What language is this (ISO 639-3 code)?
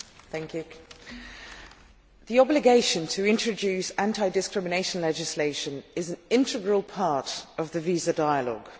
eng